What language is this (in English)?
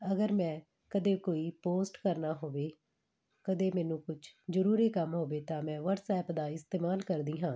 Punjabi